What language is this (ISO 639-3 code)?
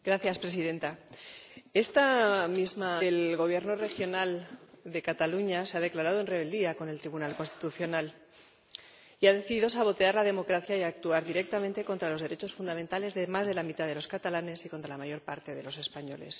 spa